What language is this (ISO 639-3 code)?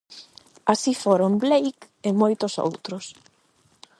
glg